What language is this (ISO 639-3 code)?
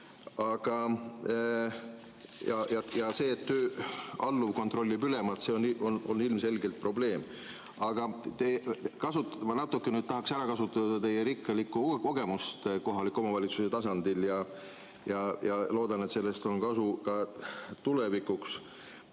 est